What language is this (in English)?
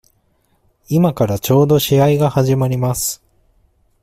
Japanese